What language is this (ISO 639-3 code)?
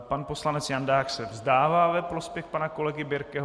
ces